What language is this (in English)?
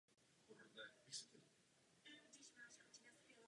Czech